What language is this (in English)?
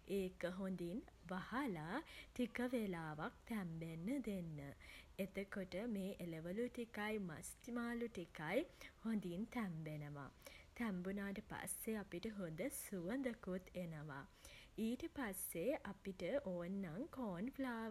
Sinhala